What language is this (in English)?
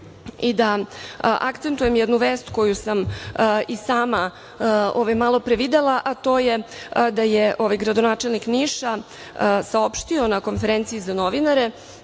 Serbian